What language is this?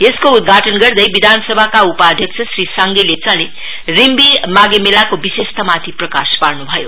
Nepali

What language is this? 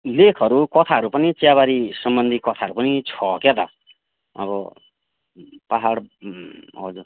Nepali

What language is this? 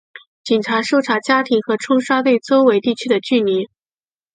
Chinese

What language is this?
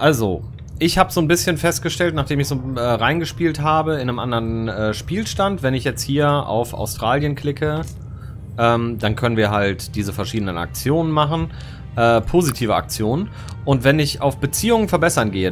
German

